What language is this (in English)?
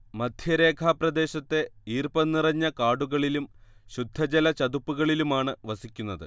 Malayalam